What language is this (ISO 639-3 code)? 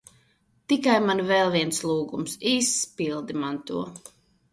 lav